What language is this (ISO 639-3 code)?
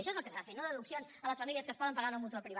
cat